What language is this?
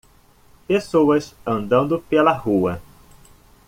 Portuguese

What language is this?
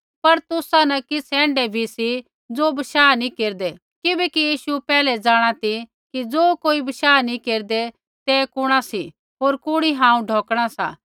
Kullu Pahari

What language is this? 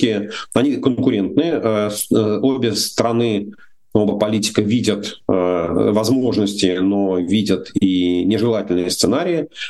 Russian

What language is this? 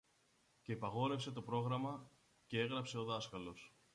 Greek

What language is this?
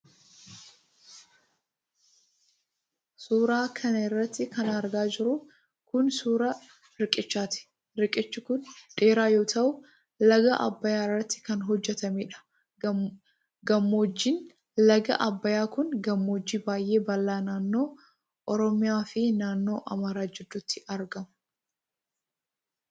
Oromo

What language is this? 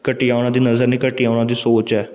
Punjabi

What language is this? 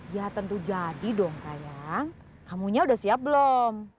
Indonesian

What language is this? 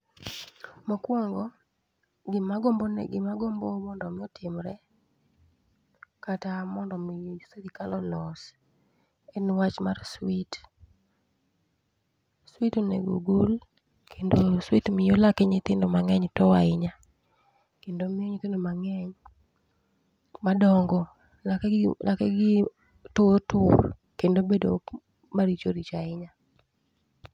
Luo (Kenya and Tanzania)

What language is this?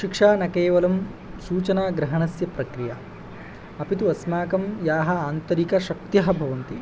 Sanskrit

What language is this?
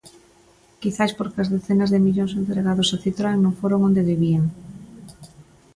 Galician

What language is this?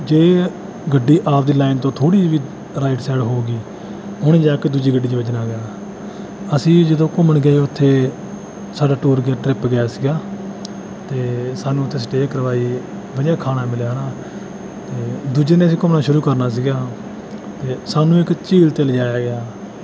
Punjabi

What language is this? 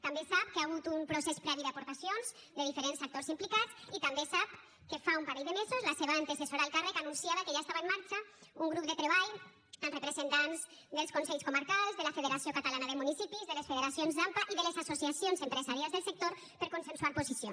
Catalan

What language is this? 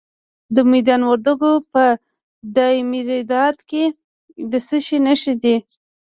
Pashto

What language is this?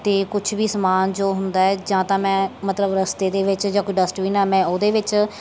Punjabi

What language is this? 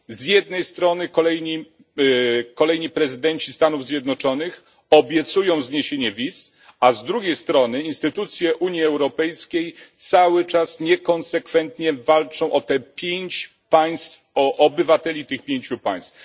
Polish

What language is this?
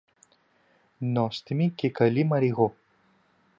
Greek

